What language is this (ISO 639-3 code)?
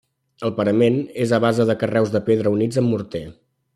cat